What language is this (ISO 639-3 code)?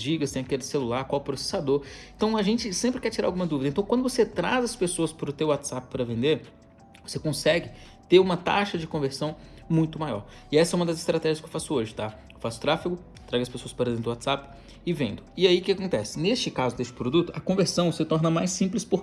por